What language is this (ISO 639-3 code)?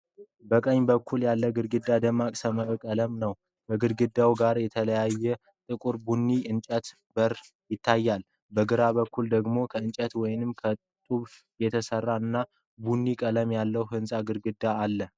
amh